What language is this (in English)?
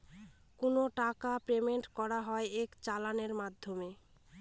Bangla